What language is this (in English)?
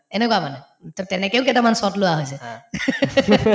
Assamese